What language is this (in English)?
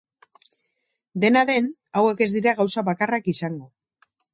Basque